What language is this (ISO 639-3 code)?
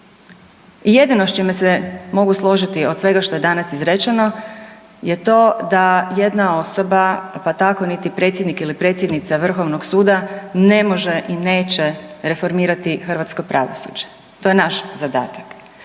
hrv